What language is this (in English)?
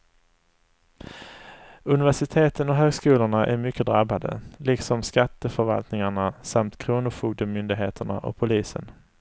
Swedish